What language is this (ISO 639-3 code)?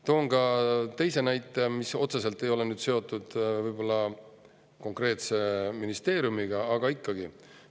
est